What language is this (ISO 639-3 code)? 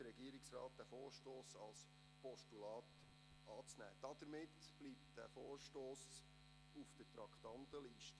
gsw